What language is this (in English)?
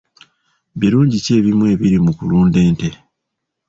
Ganda